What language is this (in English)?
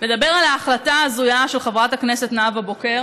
Hebrew